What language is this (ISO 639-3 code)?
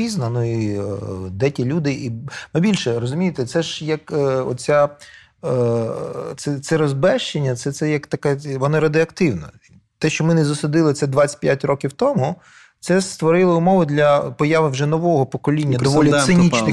ukr